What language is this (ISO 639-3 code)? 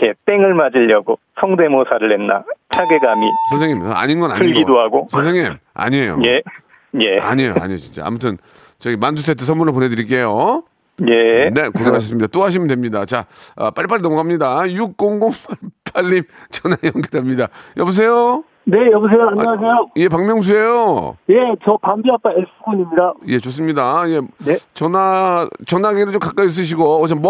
kor